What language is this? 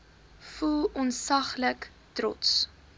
Afrikaans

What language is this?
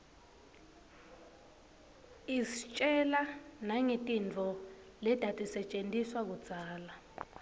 Swati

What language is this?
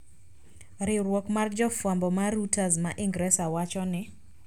Luo (Kenya and Tanzania)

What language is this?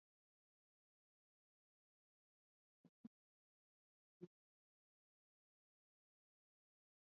Swahili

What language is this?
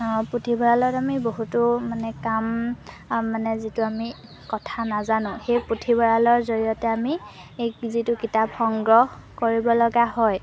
Assamese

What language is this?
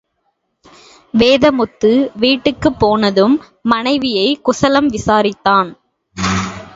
Tamil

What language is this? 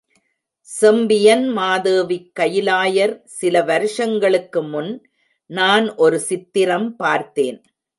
Tamil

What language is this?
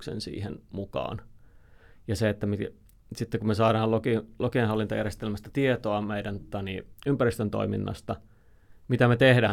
Finnish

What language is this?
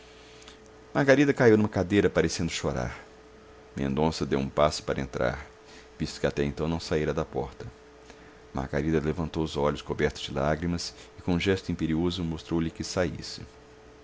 Portuguese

